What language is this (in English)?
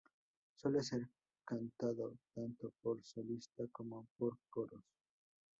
Spanish